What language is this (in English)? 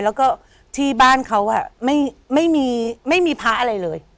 Thai